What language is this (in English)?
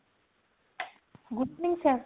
Odia